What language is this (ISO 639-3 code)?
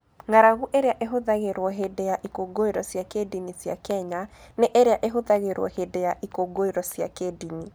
kik